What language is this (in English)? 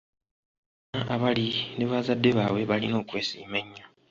Ganda